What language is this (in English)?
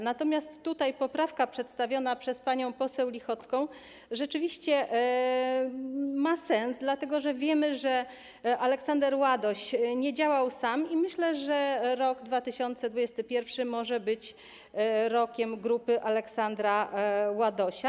Polish